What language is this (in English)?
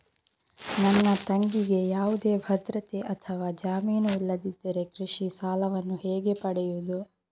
Kannada